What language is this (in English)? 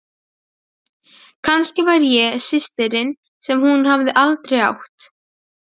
Icelandic